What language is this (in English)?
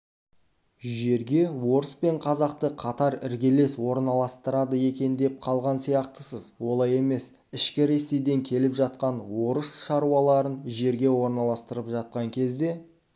Kazakh